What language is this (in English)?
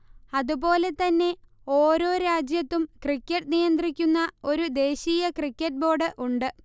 Malayalam